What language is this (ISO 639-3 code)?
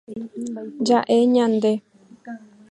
grn